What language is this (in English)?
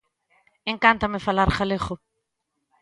Galician